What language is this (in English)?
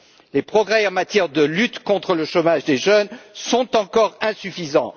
French